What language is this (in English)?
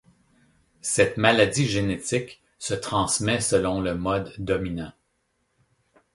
French